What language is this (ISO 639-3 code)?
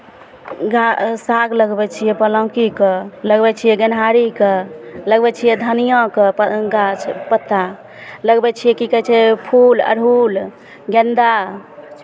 mai